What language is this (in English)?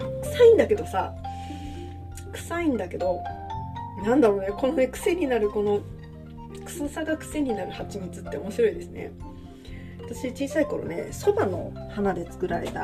Japanese